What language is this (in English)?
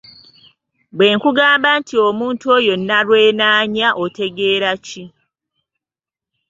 Ganda